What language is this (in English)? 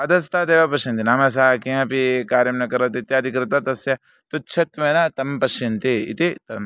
Sanskrit